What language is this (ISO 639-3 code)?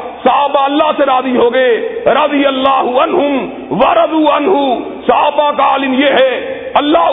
urd